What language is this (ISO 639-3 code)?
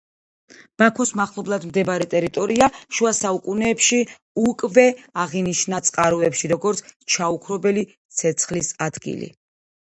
kat